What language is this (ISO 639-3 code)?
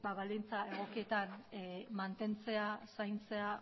eus